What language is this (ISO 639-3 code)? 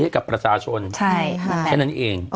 tha